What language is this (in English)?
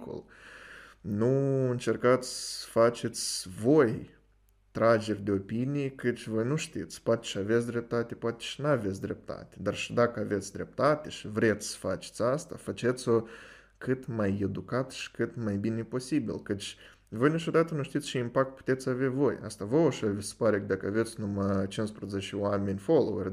Romanian